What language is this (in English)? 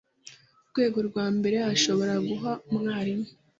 Kinyarwanda